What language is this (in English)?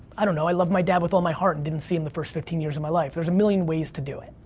English